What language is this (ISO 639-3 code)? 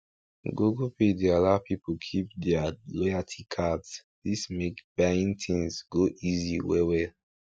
pcm